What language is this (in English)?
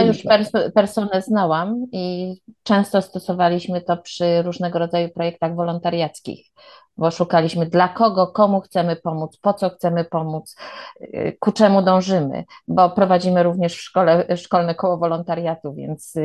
Polish